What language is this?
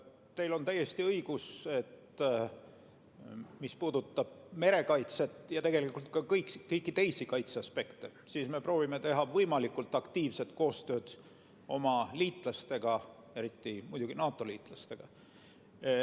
Estonian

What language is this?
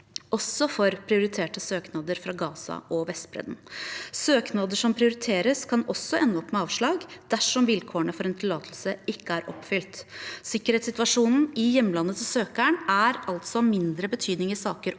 Norwegian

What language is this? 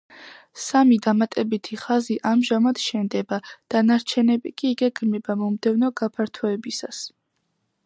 Georgian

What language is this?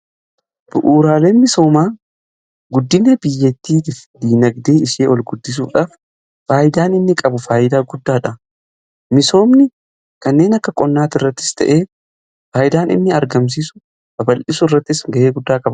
Oromo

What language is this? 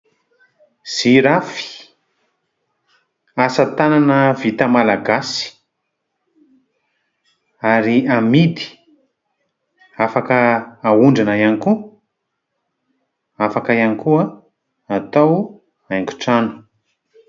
Malagasy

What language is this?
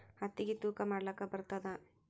Kannada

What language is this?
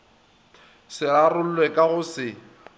Northern Sotho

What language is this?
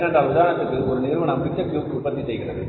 Tamil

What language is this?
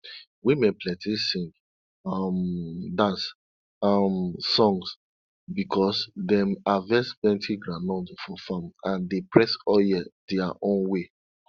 Nigerian Pidgin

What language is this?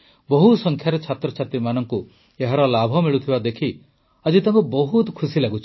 Odia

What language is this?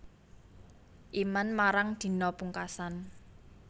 Javanese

